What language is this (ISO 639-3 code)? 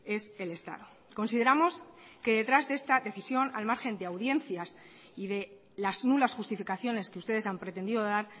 spa